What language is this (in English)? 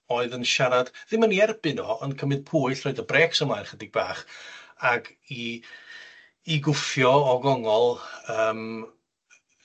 Welsh